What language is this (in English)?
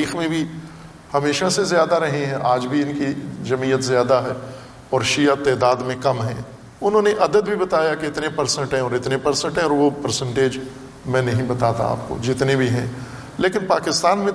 Urdu